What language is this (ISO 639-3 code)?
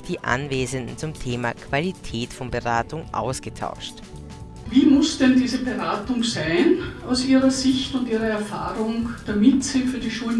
deu